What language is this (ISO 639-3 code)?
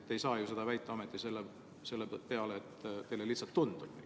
est